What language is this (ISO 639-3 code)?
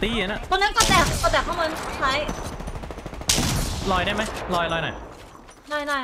tha